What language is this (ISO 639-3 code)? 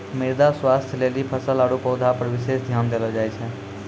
mai